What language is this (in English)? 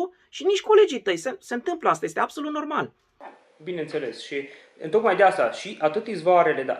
Romanian